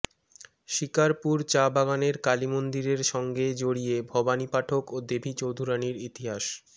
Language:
Bangla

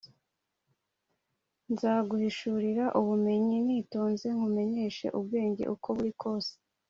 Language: Kinyarwanda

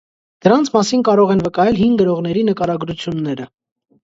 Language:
Armenian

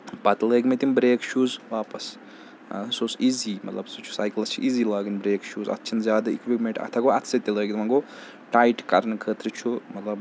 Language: Kashmiri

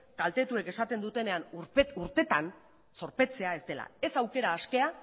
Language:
Basque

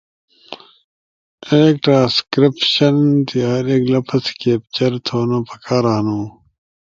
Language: Ushojo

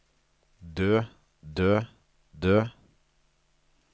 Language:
Norwegian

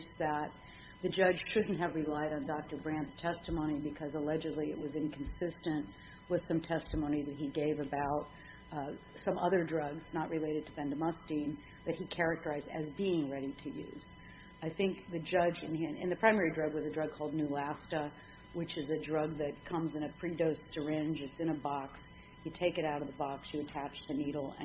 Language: English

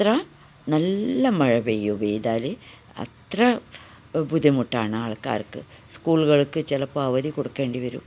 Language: Malayalam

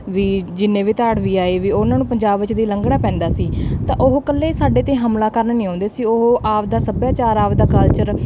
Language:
Punjabi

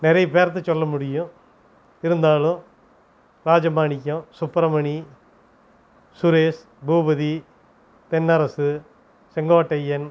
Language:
Tamil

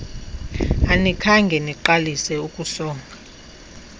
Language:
Xhosa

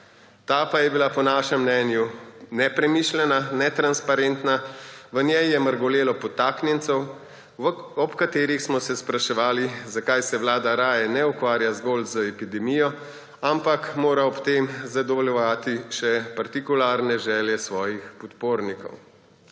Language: Slovenian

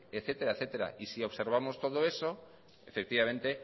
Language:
Spanish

